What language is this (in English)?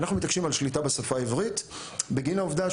Hebrew